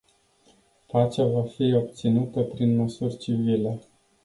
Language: Romanian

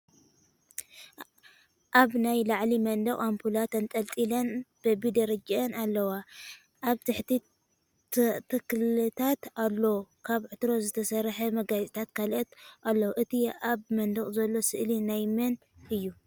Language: Tigrinya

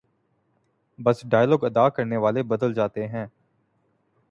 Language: Urdu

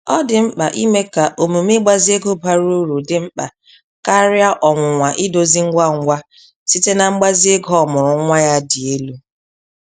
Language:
Igbo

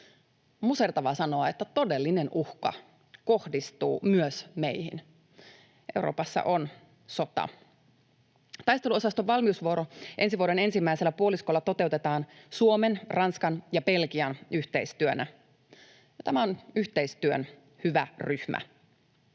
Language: Finnish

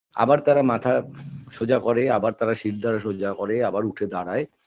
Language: Bangla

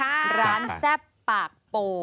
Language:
Thai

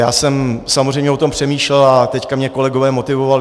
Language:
Czech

